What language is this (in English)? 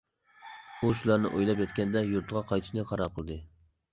Uyghur